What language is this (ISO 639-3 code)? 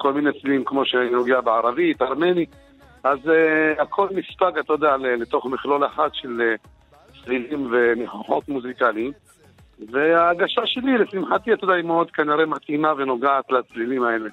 heb